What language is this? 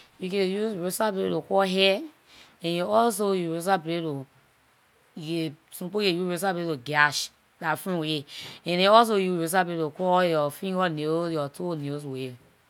Liberian English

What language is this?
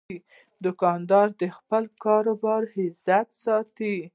Pashto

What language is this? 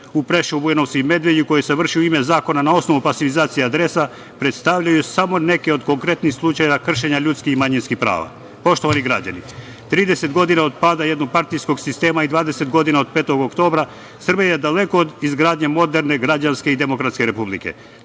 Serbian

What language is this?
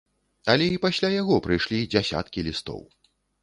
Belarusian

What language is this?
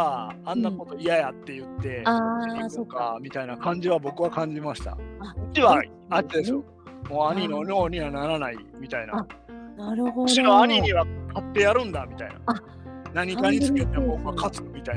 Japanese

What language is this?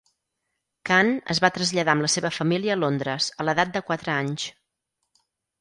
Catalan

